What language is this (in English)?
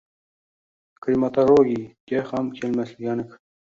Uzbek